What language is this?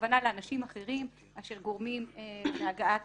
Hebrew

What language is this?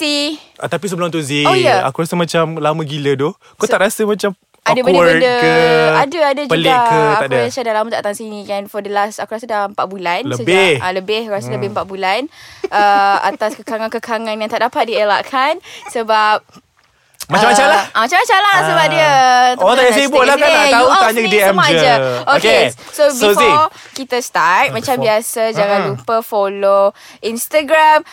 Malay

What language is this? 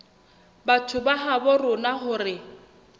Southern Sotho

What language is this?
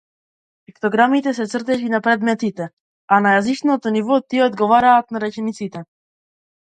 Macedonian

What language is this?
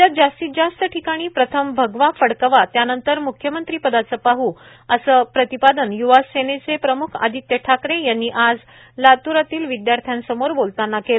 Marathi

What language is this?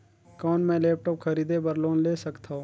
Chhattisgarhi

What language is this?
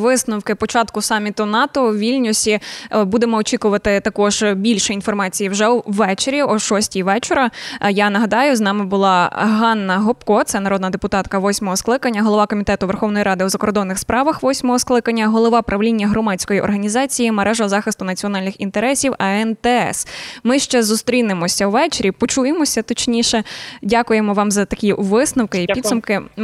Ukrainian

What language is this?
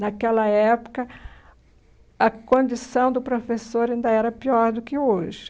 Portuguese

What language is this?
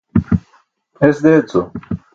Burushaski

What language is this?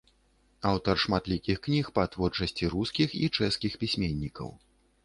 Belarusian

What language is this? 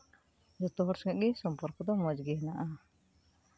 Santali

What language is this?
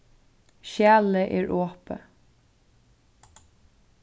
Faroese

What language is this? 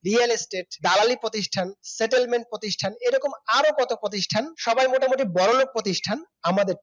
Bangla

